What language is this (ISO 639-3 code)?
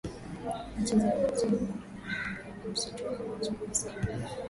swa